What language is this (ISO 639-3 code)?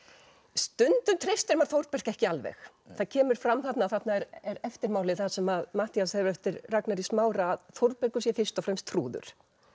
isl